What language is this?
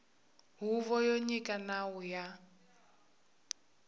Tsonga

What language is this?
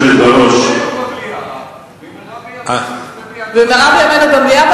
Hebrew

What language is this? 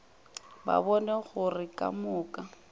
Northern Sotho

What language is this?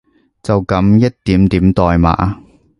Cantonese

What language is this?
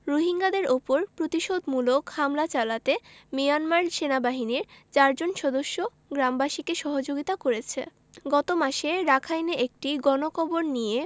Bangla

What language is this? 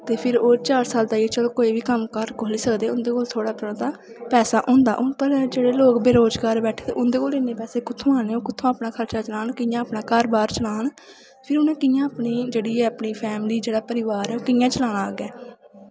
Dogri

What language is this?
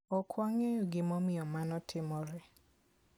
Luo (Kenya and Tanzania)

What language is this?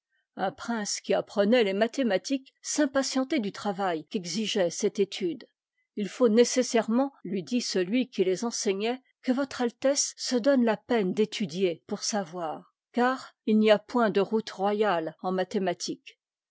French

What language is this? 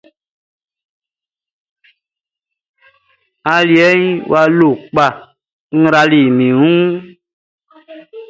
Baoulé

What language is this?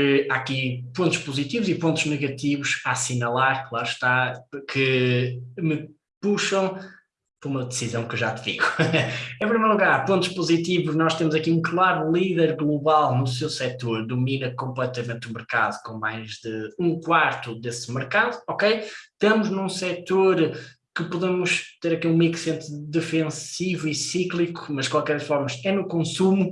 Portuguese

